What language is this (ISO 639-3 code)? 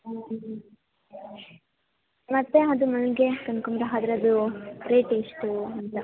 kan